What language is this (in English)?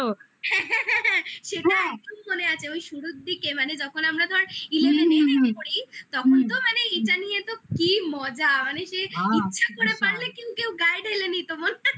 Bangla